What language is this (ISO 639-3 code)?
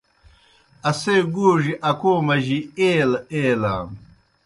plk